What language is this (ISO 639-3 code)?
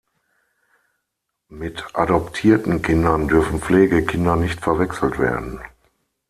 deu